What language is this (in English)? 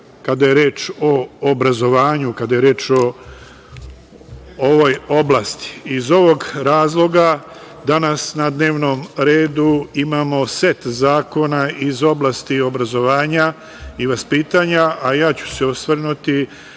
Serbian